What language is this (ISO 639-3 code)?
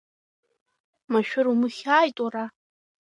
abk